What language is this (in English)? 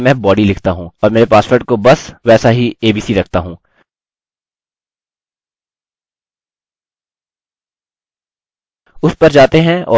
Hindi